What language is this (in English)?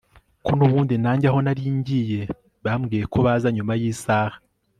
Kinyarwanda